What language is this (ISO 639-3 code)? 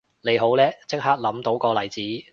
yue